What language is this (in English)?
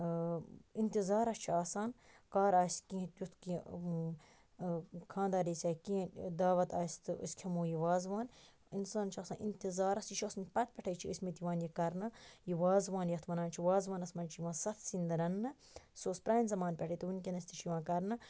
Kashmiri